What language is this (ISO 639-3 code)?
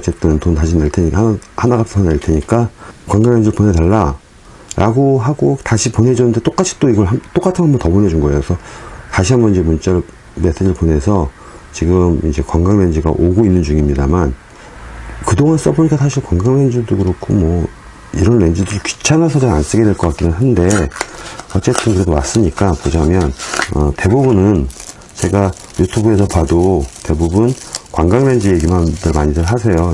kor